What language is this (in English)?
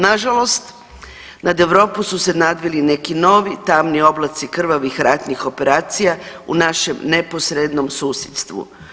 Croatian